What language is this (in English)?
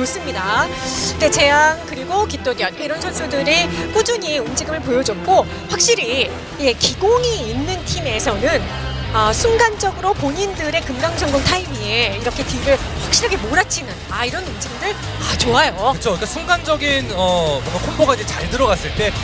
Korean